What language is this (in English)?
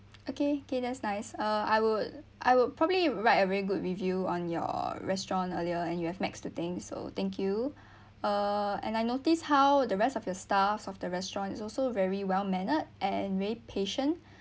English